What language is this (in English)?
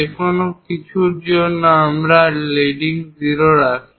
Bangla